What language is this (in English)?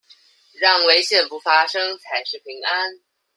Chinese